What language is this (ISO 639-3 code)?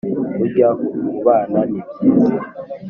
kin